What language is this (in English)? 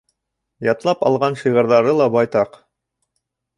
Bashkir